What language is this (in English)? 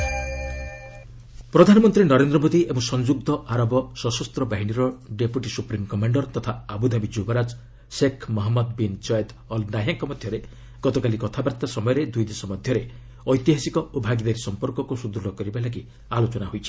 Odia